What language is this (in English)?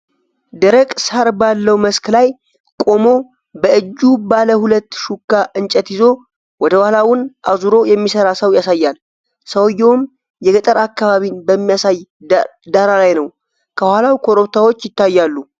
Amharic